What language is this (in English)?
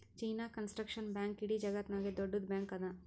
Kannada